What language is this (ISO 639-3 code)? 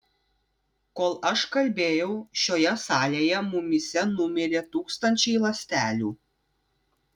lit